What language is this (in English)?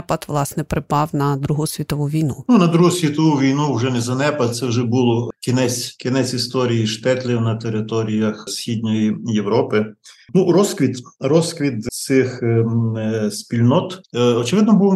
Ukrainian